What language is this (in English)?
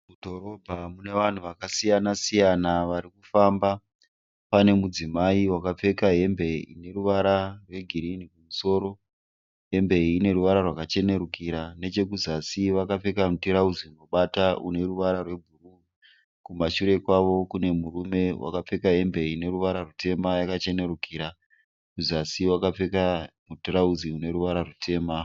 Shona